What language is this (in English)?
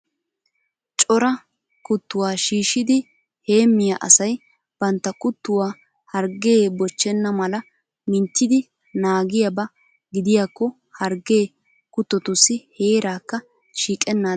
Wolaytta